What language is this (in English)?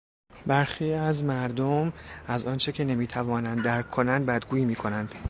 Persian